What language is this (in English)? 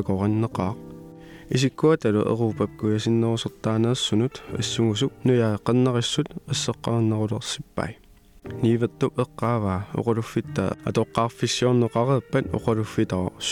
Danish